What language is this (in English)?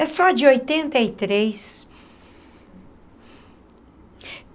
Portuguese